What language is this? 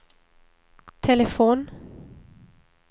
Swedish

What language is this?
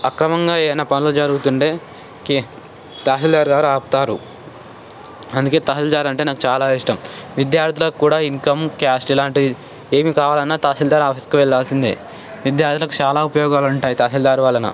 Telugu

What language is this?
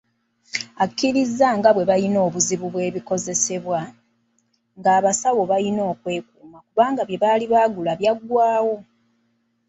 Ganda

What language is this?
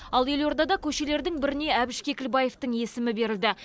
Kazakh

